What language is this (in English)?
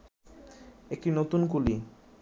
Bangla